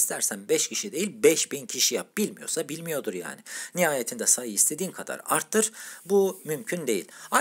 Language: Turkish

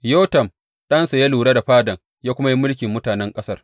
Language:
Hausa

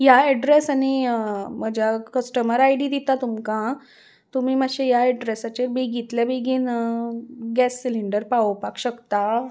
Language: Konkani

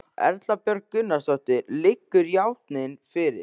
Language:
Icelandic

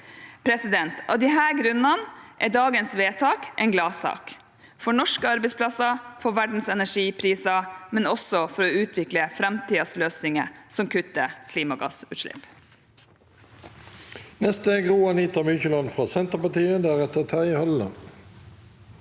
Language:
Norwegian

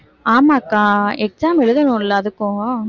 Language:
Tamil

